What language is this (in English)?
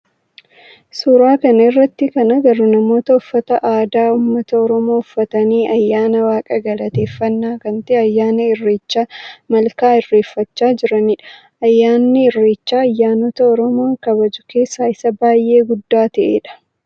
Oromo